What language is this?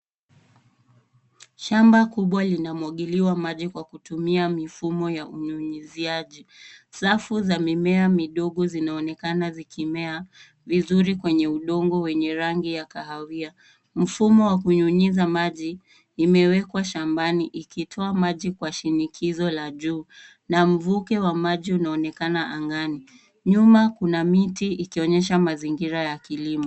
Swahili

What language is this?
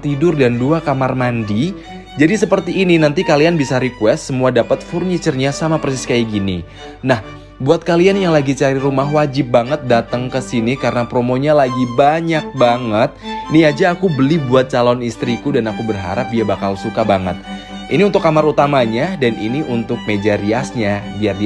Indonesian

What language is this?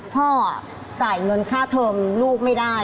Thai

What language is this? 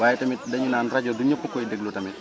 Wolof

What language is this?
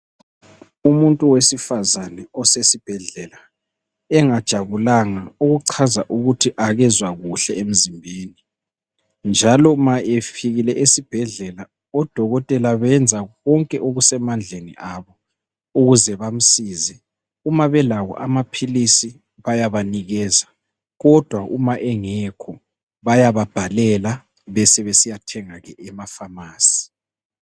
North Ndebele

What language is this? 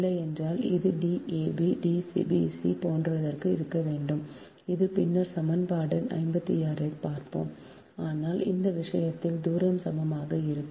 Tamil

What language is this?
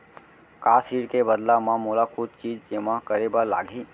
Chhattisgarhi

